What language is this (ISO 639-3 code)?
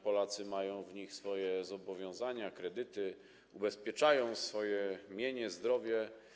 pol